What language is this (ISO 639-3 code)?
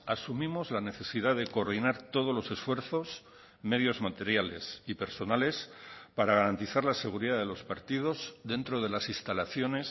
spa